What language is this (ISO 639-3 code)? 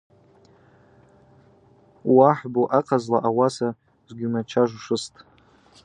abq